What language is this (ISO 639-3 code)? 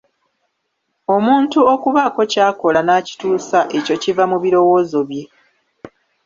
lug